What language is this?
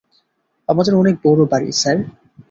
Bangla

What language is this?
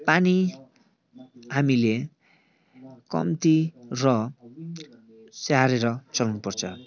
Nepali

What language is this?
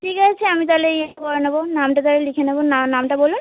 Bangla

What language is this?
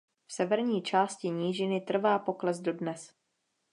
Czech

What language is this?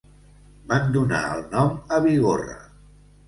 Catalan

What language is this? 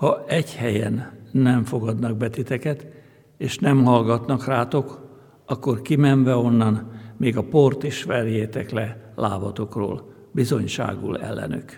Hungarian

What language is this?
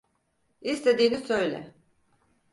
Turkish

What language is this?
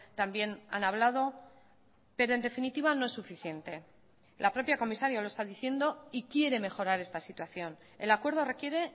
Spanish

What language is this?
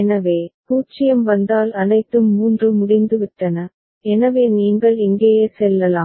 Tamil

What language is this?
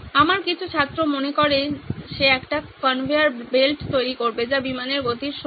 Bangla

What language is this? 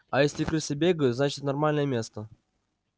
Russian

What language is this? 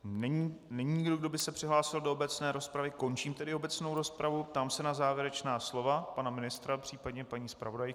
Czech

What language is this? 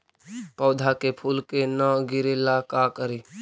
Magahi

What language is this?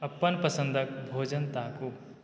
Maithili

